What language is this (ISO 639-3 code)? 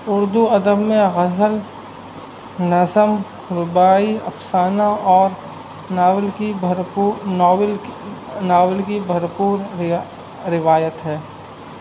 urd